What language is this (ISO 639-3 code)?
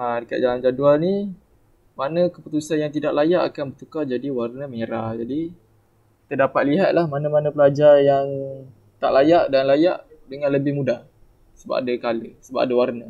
msa